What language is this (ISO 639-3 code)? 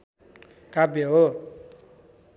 nep